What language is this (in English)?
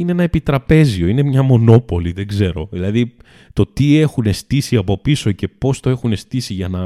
Greek